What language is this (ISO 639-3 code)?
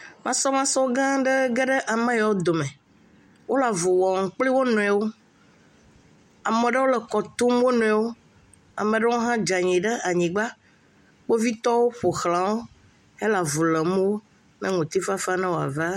ewe